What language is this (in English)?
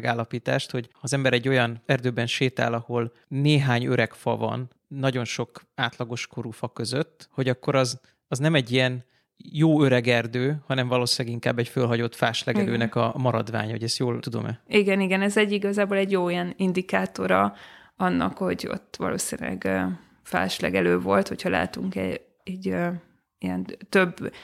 Hungarian